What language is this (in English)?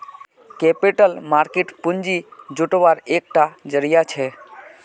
Magahi